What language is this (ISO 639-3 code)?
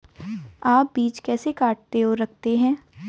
hin